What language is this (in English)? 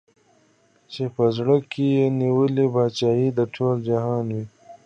Pashto